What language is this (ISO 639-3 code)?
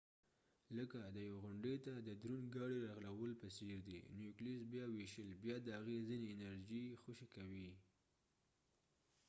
pus